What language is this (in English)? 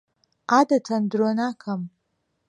Central Kurdish